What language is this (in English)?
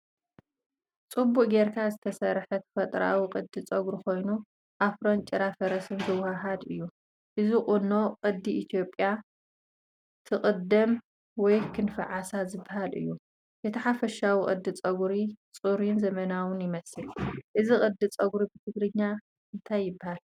Tigrinya